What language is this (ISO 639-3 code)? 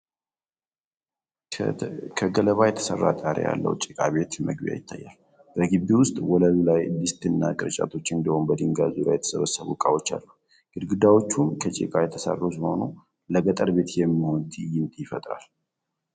amh